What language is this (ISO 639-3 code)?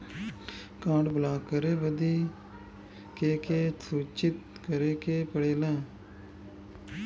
bho